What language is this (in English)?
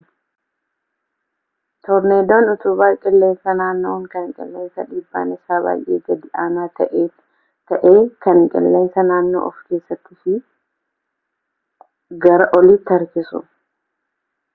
Oromo